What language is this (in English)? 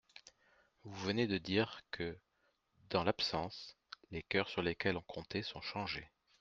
French